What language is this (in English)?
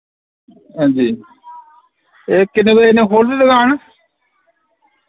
Dogri